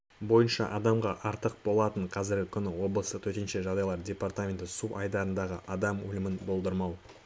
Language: Kazakh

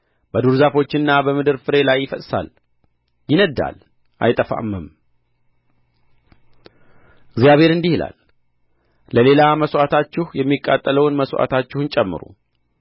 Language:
Amharic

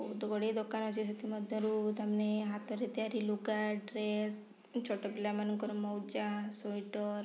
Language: Odia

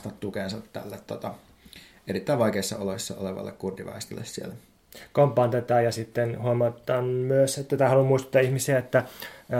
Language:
Finnish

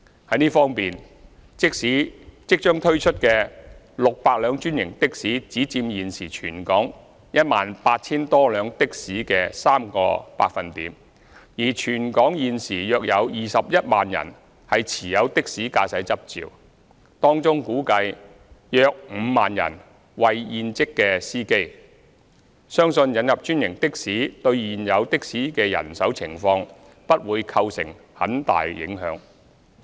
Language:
Cantonese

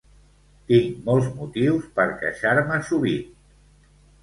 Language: Catalan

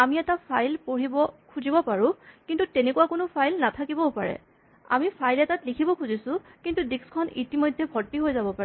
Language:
Assamese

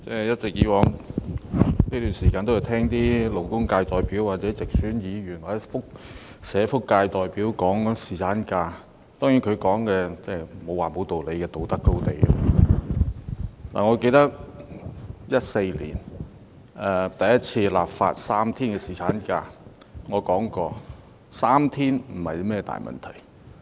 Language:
Cantonese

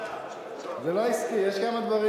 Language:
Hebrew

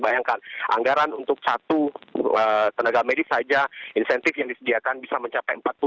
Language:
Indonesian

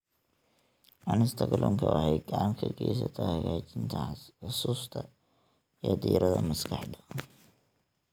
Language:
Somali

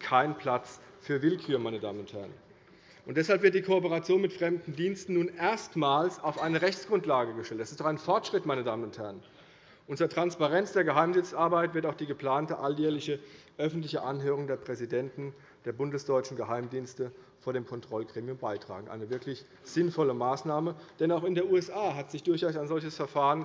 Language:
German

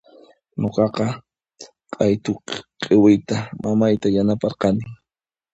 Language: Puno Quechua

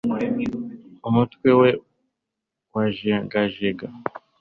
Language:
Kinyarwanda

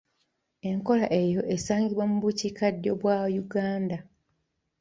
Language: Ganda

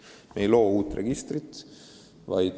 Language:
Estonian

